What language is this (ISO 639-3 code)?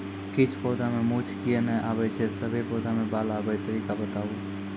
mai